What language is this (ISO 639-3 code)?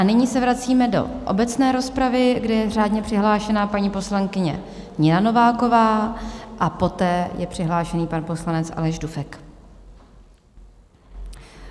ces